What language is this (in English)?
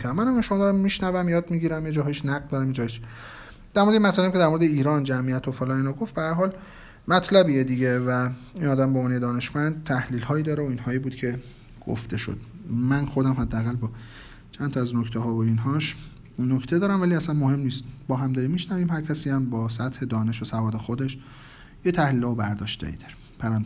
Persian